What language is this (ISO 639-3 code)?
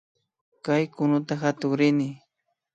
qvi